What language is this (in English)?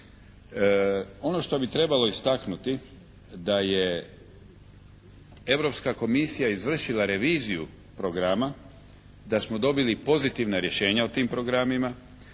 Croatian